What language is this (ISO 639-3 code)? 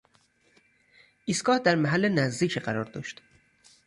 fas